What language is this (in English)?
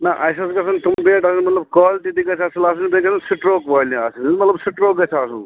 Kashmiri